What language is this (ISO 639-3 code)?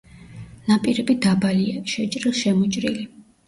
kat